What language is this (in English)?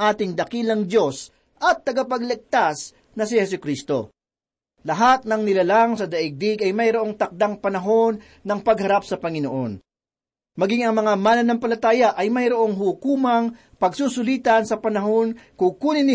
Filipino